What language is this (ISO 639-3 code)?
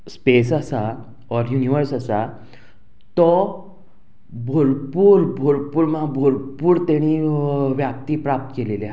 kok